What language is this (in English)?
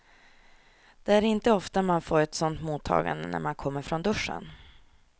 Swedish